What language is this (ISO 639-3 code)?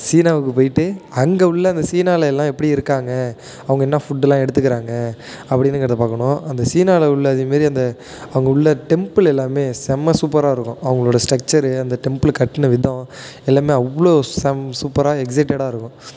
tam